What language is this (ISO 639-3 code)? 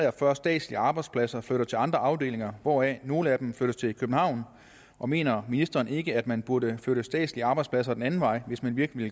dan